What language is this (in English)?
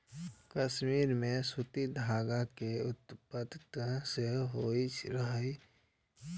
Maithili